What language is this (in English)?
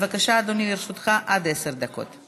Hebrew